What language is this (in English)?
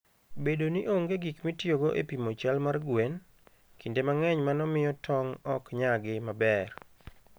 Luo (Kenya and Tanzania)